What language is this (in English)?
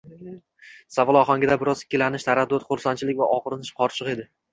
Uzbek